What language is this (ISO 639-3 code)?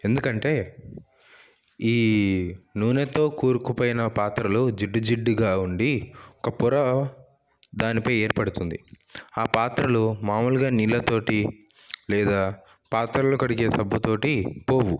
tel